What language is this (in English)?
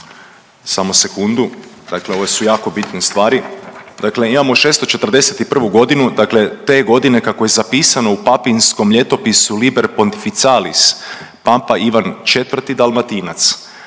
Croatian